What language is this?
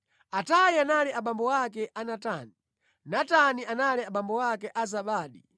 Nyanja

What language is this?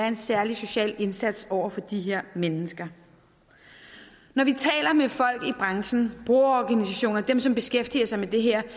Danish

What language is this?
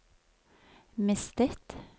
Norwegian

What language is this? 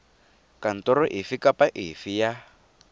Tswana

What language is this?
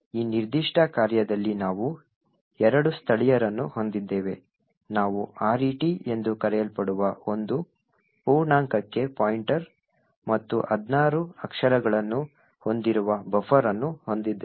Kannada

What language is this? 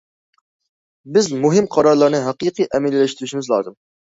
Uyghur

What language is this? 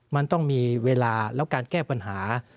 Thai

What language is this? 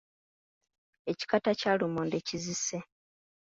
Ganda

